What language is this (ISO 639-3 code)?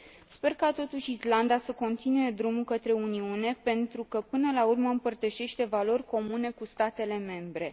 ron